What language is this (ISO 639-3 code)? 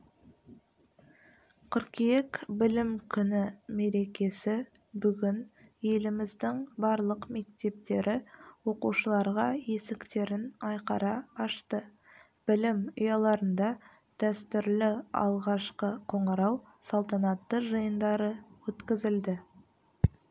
kaz